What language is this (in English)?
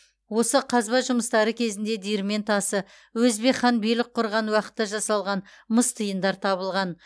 Kazakh